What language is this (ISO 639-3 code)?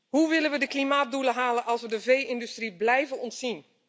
nld